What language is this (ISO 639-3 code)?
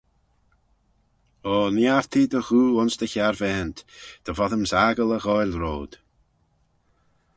glv